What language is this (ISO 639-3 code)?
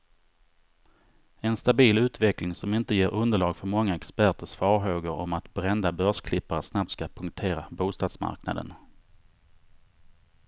swe